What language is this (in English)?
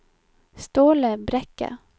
Norwegian